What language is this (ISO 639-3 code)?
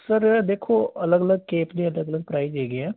pan